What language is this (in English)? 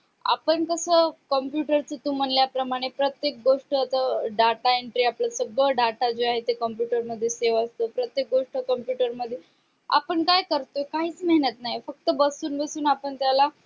Marathi